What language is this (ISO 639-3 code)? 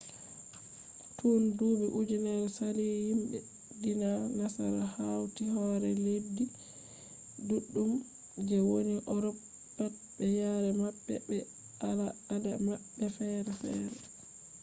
ful